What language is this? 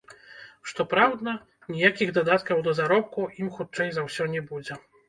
Belarusian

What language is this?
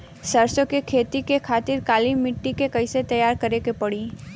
Bhojpuri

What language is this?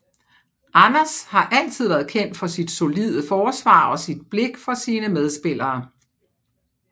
Danish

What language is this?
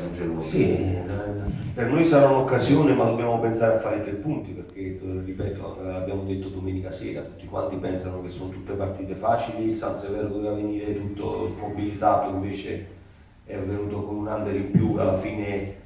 Italian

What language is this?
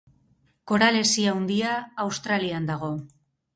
Basque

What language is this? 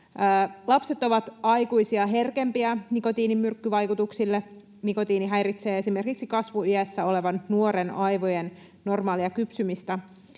Finnish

